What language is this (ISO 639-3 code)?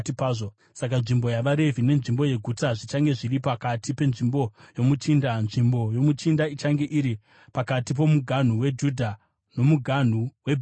sna